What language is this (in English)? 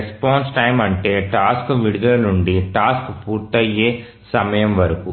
Telugu